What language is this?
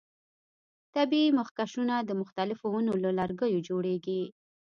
Pashto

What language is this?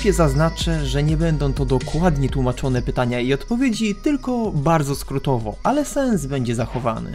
Polish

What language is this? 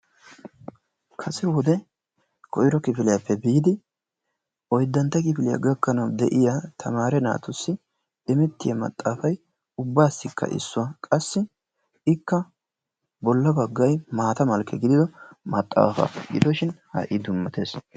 Wolaytta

